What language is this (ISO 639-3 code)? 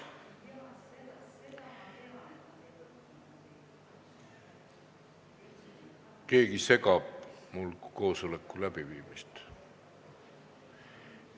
est